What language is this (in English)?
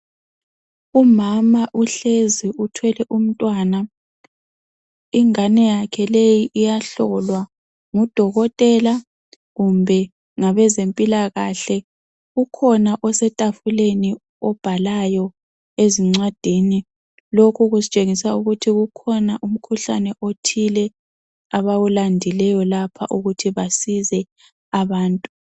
North Ndebele